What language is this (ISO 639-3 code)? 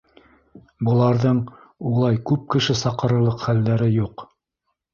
bak